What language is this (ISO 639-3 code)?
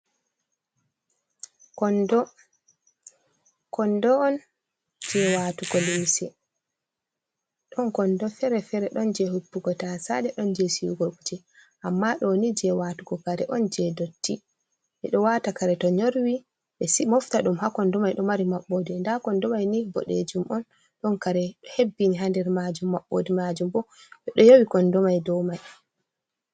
ful